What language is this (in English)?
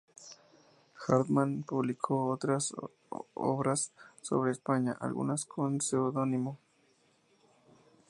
Spanish